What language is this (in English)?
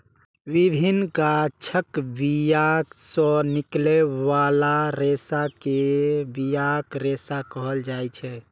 Maithili